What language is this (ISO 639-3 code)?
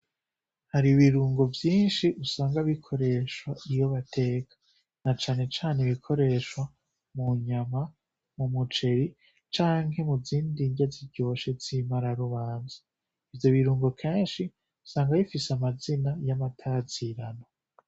run